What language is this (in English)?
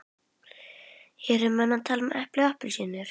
Icelandic